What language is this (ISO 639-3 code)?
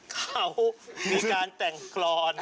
tha